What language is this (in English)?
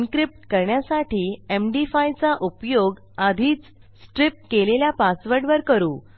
Marathi